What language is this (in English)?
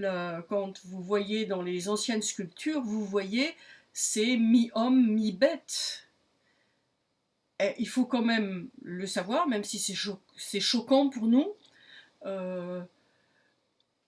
French